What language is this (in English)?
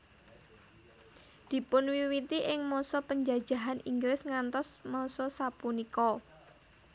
Javanese